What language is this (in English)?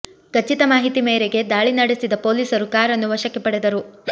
Kannada